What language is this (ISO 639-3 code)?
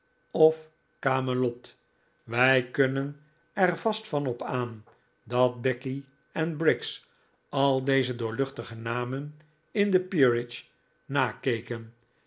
nld